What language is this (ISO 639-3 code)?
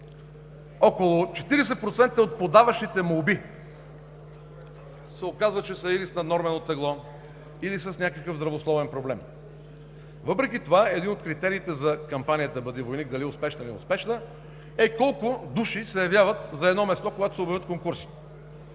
bul